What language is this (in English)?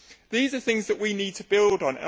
English